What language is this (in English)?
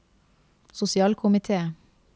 Norwegian